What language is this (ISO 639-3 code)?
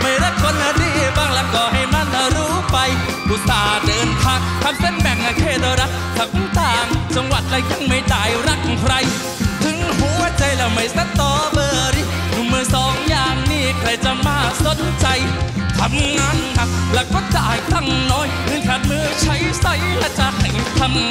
tha